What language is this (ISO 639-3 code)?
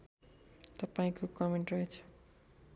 nep